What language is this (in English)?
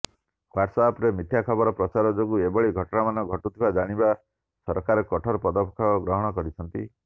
Odia